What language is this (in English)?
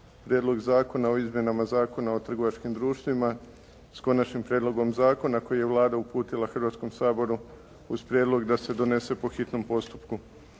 Croatian